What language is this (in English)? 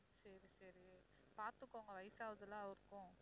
Tamil